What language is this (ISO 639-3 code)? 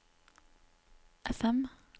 nor